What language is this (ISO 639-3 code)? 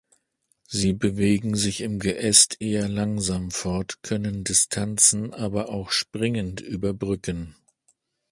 deu